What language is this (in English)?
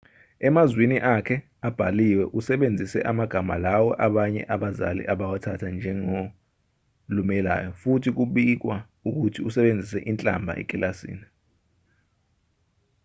Zulu